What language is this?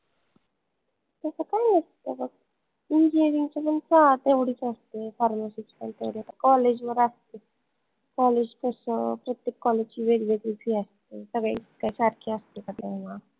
Marathi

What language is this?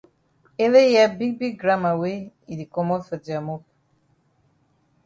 Cameroon Pidgin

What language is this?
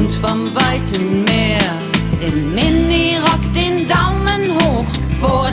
German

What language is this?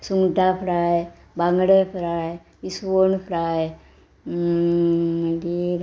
Konkani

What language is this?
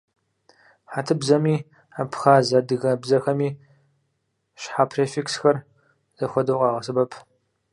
Kabardian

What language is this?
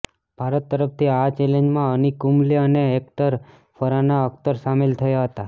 Gujarati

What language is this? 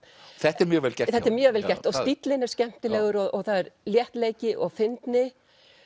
Icelandic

